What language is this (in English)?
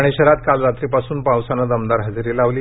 Marathi